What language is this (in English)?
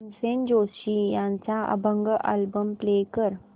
Marathi